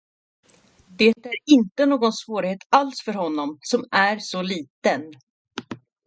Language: Swedish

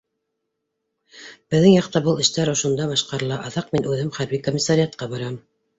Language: Bashkir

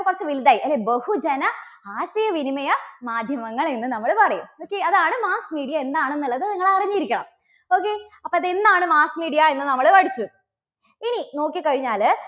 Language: Malayalam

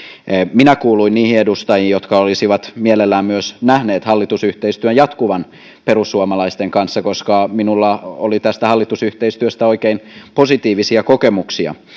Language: Finnish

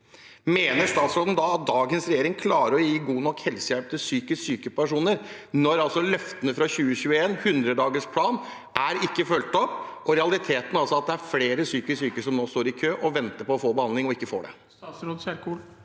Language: Norwegian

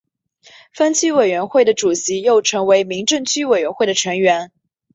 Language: Chinese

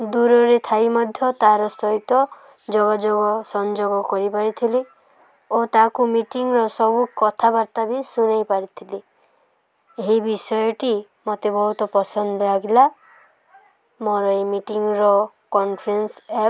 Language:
Odia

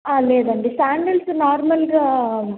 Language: Telugu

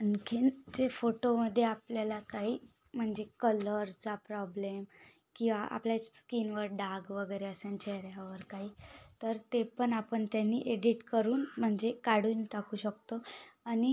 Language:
Marathi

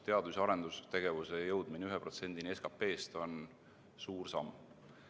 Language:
Estonian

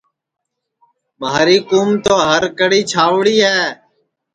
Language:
Sansi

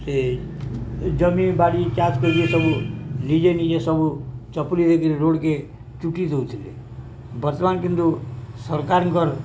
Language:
Odia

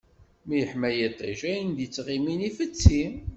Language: Kabyle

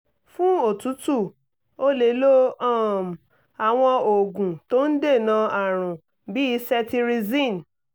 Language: Yoruba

